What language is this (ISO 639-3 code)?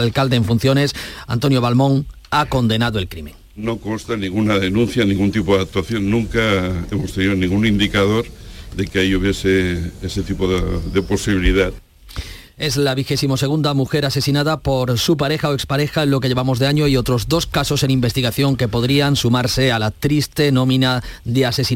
spa